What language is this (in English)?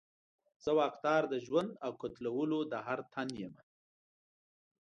Pashto